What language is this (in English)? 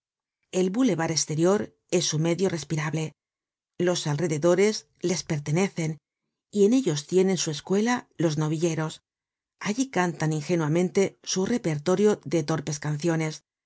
Spanish